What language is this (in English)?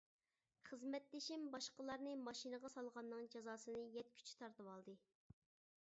Uyghur